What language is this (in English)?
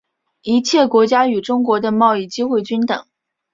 Chinese